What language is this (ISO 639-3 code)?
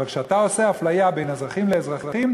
heb